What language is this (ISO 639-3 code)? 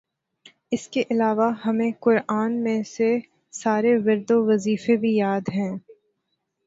urd